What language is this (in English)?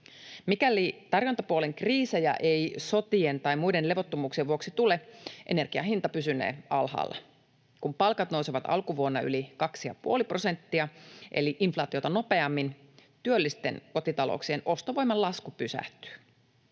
Finnish